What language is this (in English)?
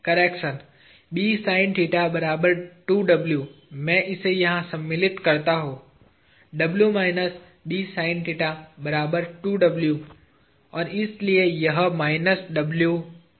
Hindi